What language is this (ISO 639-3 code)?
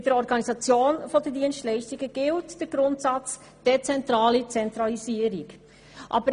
gsw